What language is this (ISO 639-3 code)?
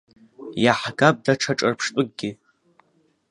abk